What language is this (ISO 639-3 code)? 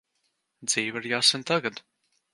lav